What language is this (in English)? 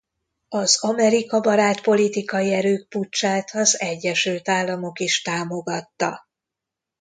Hungarian